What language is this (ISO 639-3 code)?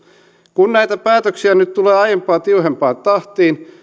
fin